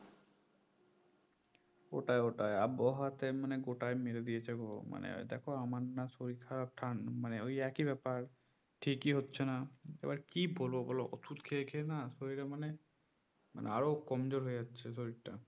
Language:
Bangla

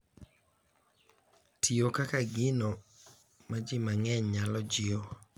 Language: Luo (Kenya and Tanzania)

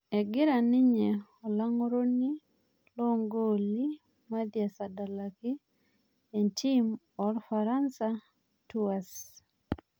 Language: Masai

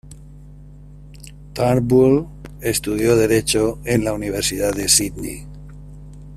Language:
Spanish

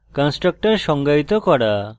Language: Bangla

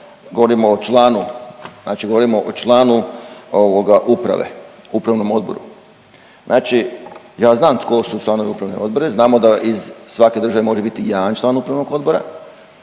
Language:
Croatian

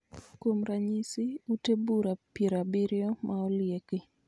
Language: Luo (Kenya and Tanzania)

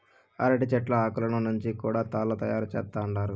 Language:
Telugu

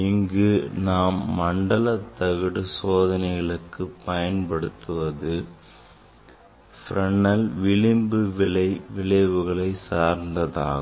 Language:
Tamil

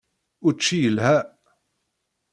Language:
Kabyle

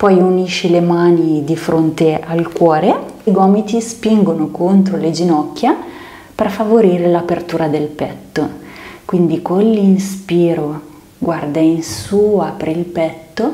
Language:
Italian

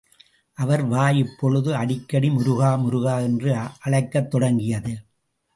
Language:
Tamil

